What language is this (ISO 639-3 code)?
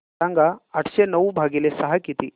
mar